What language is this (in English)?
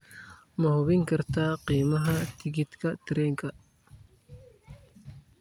Somali